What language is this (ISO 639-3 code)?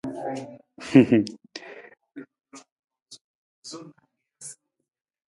nmz